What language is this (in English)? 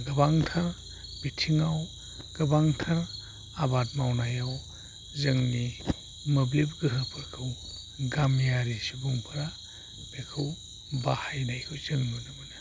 Bodo